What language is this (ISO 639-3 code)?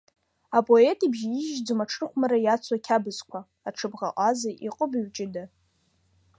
abk